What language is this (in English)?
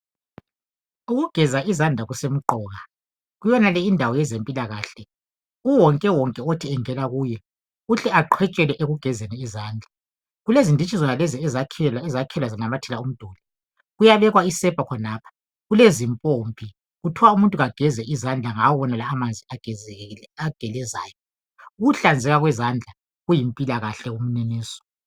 North Ndebele